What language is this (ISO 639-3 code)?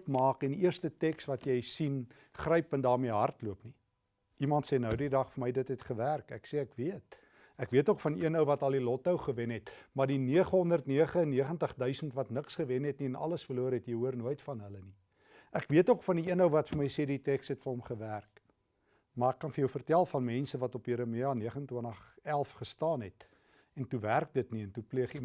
nld